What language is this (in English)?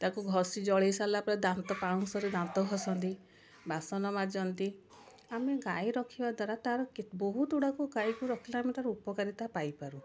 Odia